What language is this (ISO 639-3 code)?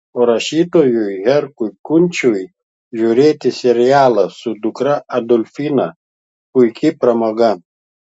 lit